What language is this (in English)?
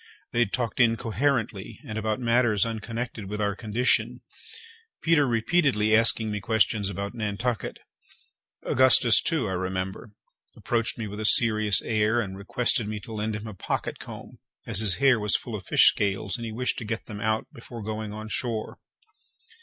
English